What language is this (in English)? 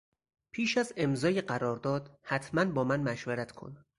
Persian